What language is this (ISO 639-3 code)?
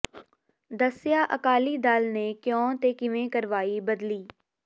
pan